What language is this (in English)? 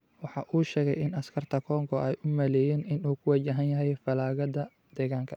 Somali